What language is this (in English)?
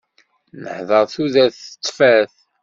Kabyle